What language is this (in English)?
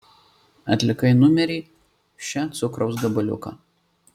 Lithuanian